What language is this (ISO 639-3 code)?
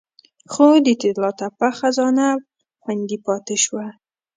pus